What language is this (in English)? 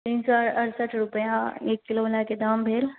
Maithili